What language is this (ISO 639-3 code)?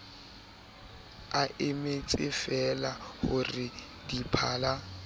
sot